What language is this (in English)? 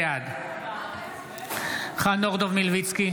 Hebrew